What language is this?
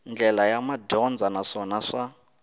Tsonga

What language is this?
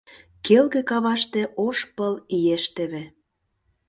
Mari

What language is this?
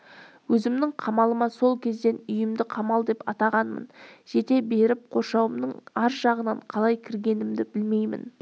Kazakh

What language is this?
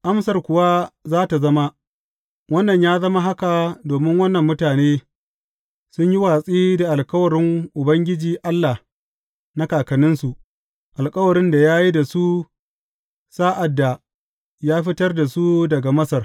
Hausa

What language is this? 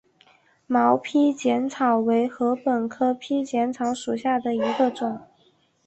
Chinese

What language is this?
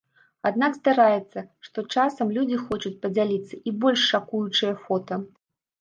Belarusian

